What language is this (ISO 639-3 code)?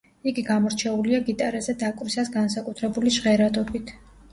kat